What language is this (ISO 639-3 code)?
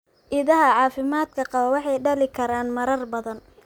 som